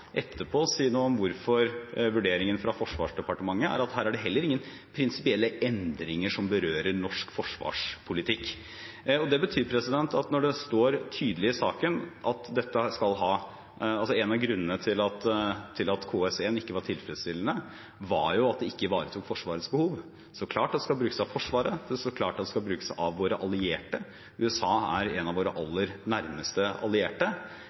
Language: Norwegian Bokmål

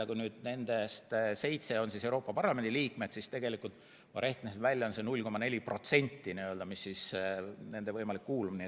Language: Estonian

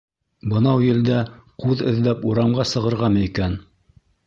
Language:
Bashkir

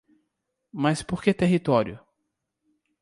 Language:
Portuguese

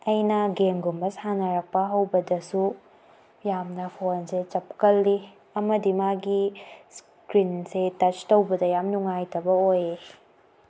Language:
Manipuri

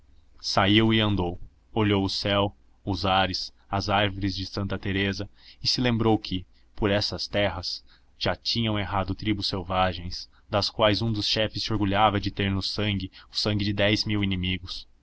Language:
Portuguese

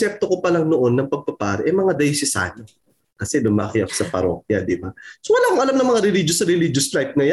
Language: Filipino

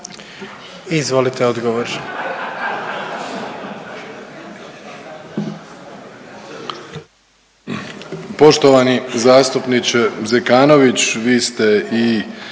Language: Croatian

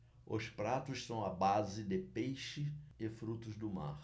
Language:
Portuguese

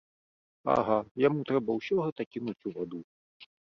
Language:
Belarusian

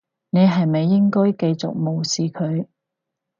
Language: Cantonese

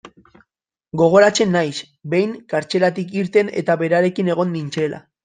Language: Basque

